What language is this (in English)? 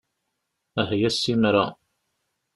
Kabyle